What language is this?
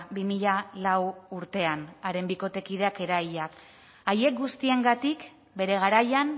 Basque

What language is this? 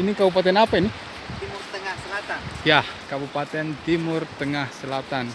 Indonesian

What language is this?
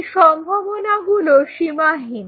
Bangla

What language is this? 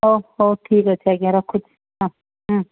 Odia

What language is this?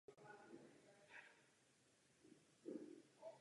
Czech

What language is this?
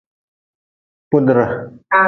Nawdm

